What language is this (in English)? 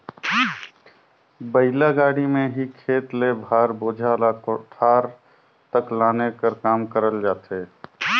Chhattisgarhi